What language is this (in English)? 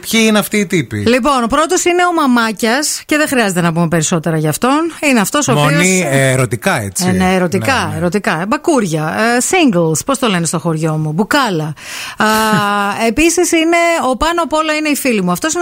Greek